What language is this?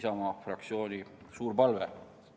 Estonian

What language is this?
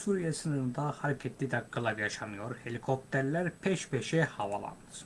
Turkish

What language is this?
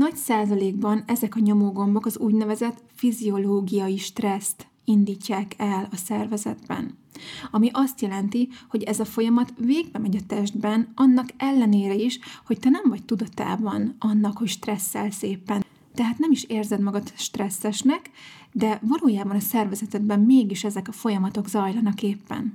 Hungarian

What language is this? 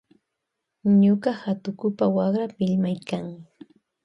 Loja Highland Quichua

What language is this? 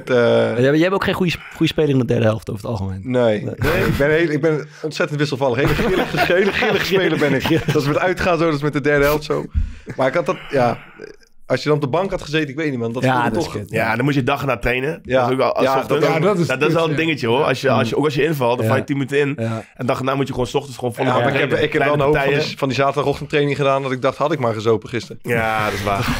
Dutch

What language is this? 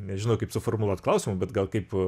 Lithuanian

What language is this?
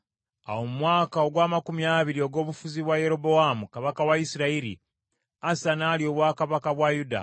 Ganda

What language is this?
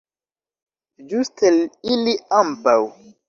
Esperanto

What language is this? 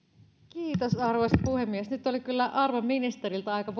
Finnish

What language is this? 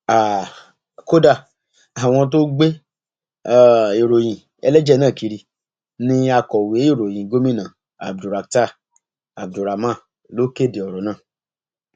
Yoruba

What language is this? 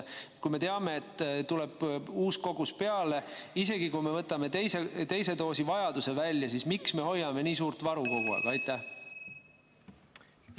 Estonian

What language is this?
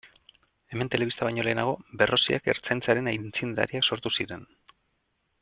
Basque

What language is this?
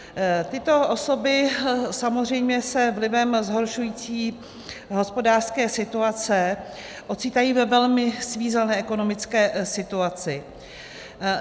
Czech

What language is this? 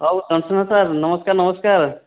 Odia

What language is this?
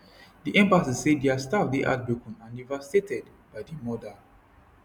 Nigerian Pidgin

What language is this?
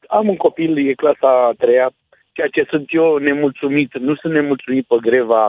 Romanian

